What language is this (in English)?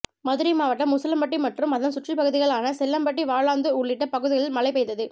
Tamil